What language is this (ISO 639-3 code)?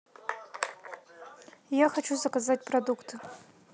rus